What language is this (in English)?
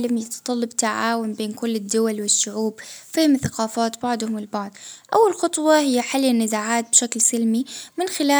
Baharna Arabic